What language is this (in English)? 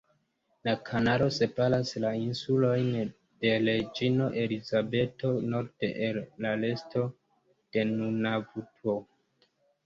Esperanto